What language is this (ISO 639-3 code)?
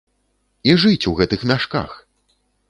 bel